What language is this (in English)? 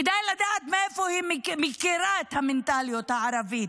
Hebrew